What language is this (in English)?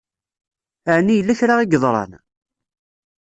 Kabyle